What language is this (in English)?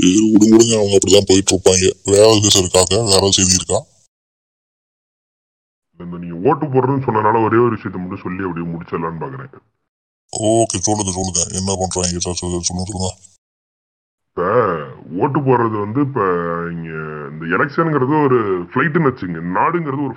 Tamil